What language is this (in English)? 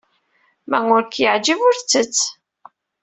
Kabyle